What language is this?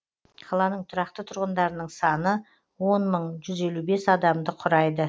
Kazakh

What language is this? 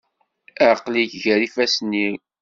Kabyle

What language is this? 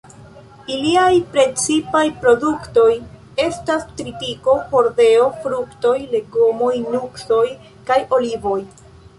Esperanto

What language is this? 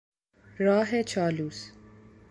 Persian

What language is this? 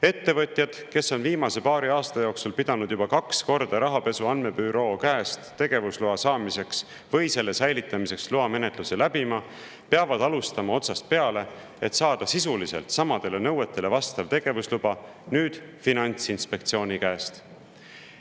Estonian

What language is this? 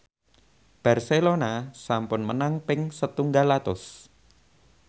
Javanese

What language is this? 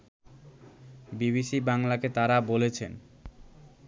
Bangla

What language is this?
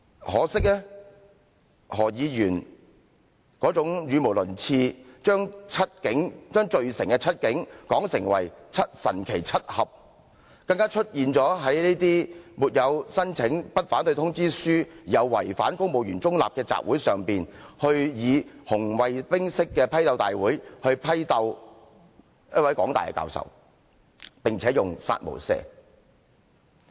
Cantonese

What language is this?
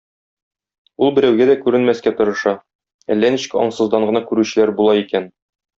Tatar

